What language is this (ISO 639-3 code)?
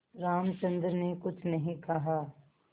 hin